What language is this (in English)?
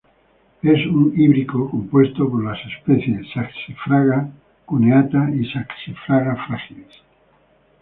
Spanish